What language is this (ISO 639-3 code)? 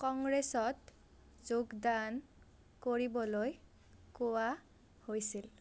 asm